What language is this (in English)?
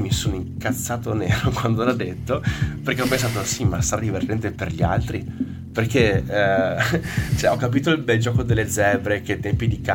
Italian